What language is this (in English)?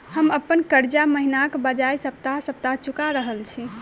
Maithili